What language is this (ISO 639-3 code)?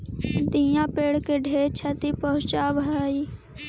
mag